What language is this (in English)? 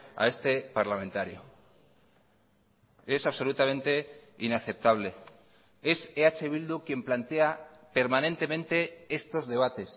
Spanish